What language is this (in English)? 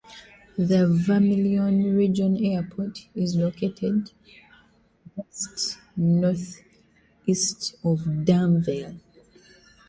English